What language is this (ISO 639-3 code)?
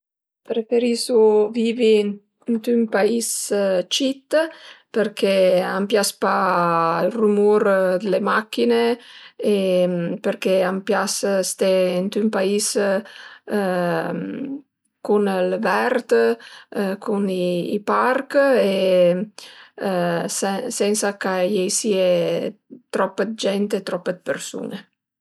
pms